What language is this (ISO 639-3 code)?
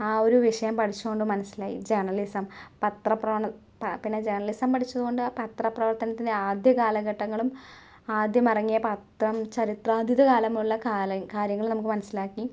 mal